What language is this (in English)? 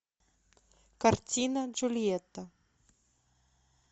Russian